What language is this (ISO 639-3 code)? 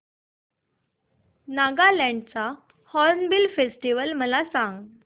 mar